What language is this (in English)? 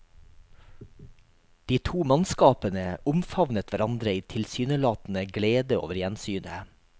Norwegian